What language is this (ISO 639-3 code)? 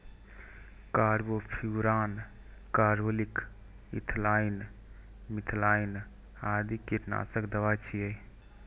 mai